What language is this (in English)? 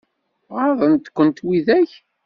Kabyle